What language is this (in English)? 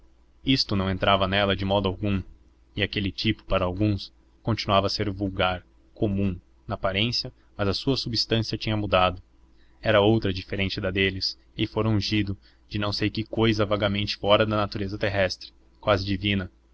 Portuguese